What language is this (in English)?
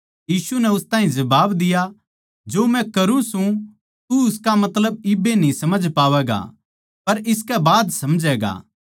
Haryanvi